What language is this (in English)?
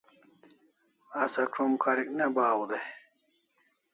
Kalasha